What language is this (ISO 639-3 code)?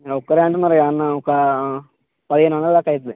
tel